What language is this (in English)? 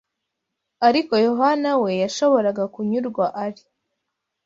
Kinyarwanda